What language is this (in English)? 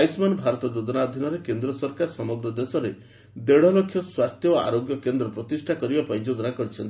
Odia